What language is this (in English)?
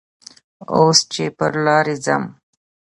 Pashto